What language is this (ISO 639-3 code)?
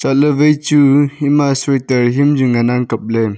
nnp